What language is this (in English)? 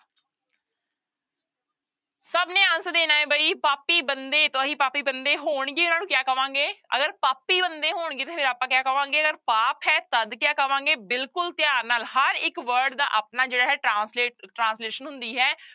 Punjabi